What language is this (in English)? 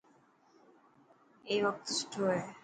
Dhatki